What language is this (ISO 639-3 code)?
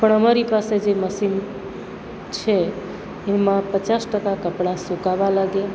guj